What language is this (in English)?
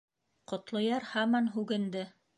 Bashkir